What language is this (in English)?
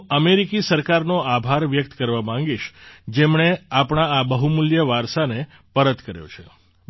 Gujarati